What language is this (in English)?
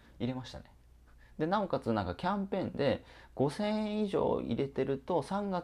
Japanese